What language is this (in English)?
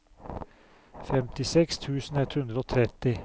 Norwegian